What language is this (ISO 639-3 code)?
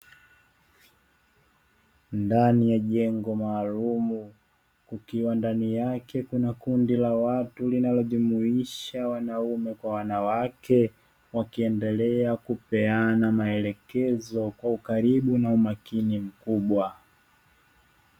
swa